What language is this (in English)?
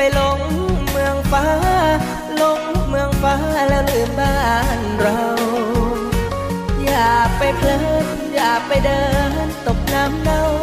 Thai